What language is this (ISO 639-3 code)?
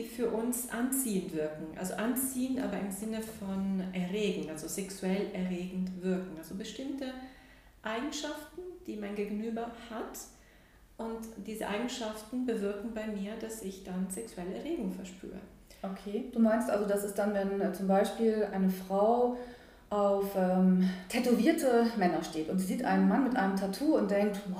deu